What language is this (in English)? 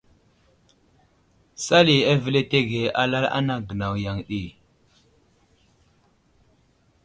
Wuzlam